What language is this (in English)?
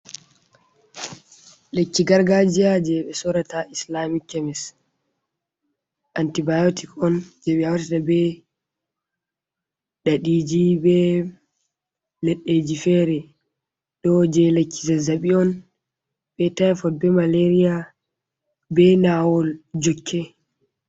Fula